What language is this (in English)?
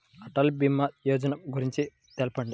Telugu